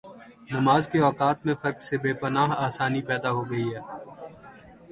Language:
Urdu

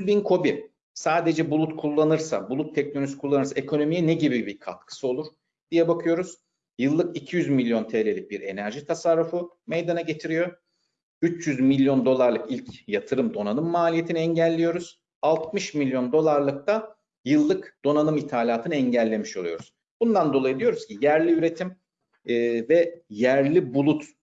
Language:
Turkish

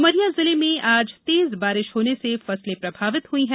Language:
Hindi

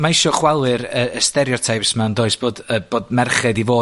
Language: Welsh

